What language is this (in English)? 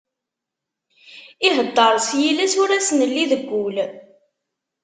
Kabyle